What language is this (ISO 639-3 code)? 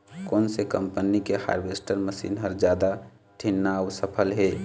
hne